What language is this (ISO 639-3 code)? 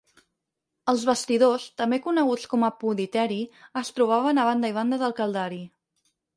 cat